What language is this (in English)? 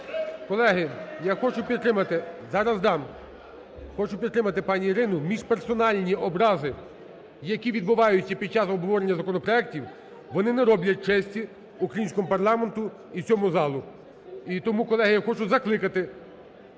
Ukrainian